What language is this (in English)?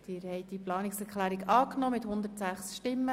Swiss German